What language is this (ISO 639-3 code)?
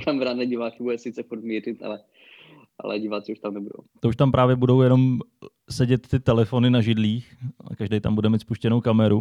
ces